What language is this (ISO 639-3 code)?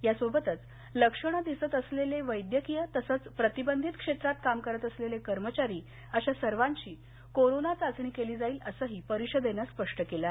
mar